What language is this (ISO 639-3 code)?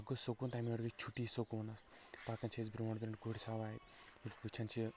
kas